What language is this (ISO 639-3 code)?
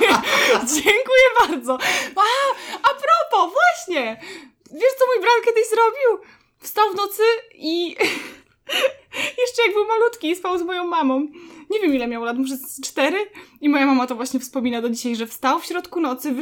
pol